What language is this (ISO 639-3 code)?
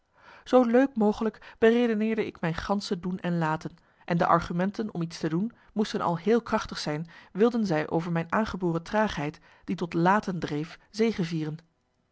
nld